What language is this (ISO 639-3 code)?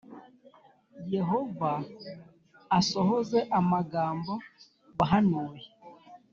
kin